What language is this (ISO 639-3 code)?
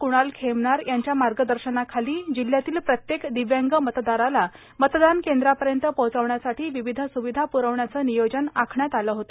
mar